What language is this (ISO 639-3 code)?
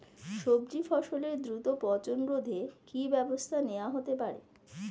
ben